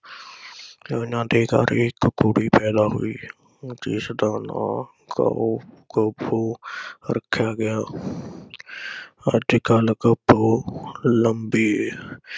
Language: Punjabi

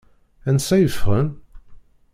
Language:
Kabyle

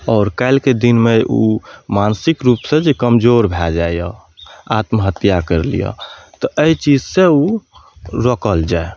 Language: Maithili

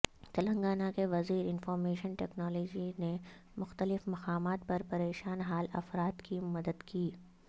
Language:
Urdu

